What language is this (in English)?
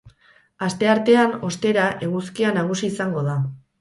Basque